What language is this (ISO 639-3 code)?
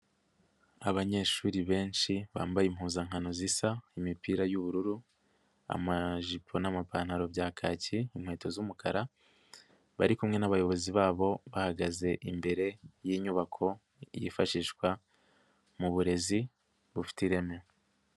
kin